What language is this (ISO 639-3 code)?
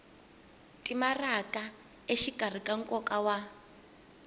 tso